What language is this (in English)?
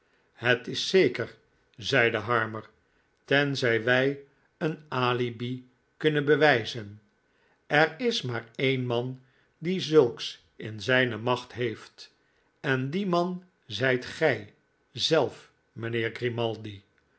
Dutch